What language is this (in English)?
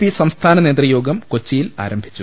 Malayalam